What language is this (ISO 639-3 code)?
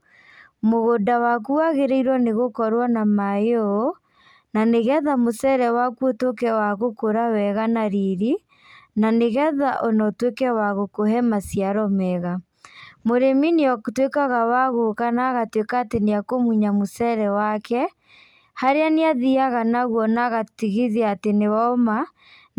kik